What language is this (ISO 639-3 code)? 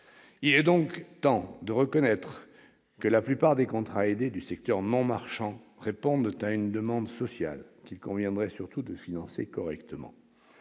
fra